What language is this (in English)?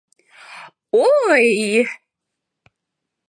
Mari